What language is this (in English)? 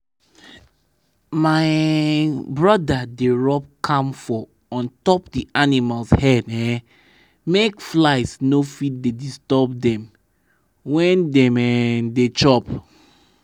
Nigerian Pidgin